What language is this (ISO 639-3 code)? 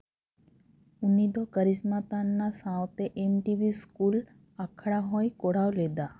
sat